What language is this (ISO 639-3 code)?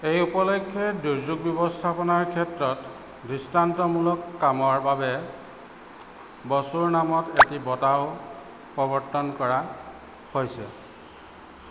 asm